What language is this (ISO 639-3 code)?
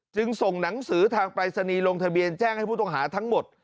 tha